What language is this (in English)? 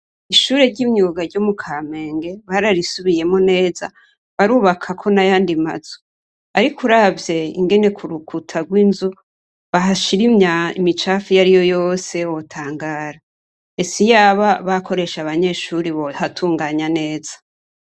Rundi